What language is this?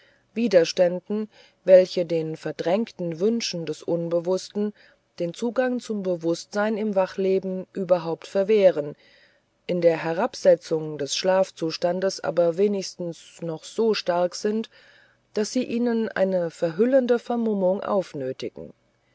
German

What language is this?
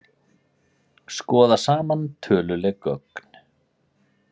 Icelandic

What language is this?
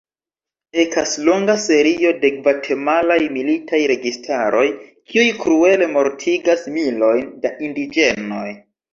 Esperanto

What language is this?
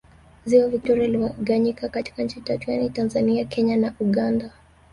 Swahili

